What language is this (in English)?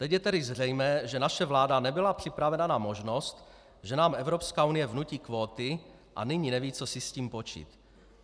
Czech